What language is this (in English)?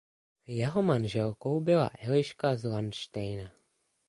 Czech